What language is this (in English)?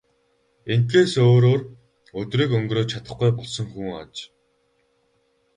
Mongolian